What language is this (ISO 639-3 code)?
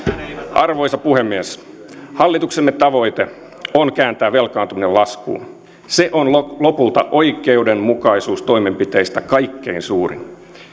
fin